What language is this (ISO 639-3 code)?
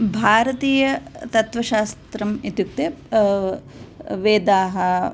san